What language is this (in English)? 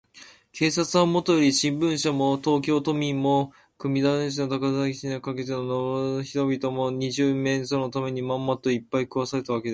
Japanese